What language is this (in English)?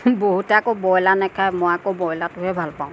Assamese